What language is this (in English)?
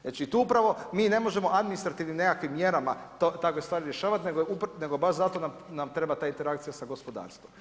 Croatian